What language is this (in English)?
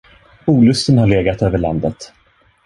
Swedish